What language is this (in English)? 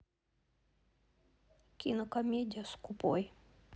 Russian